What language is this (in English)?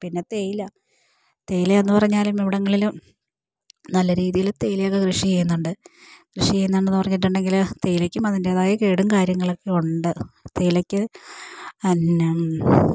Malayalam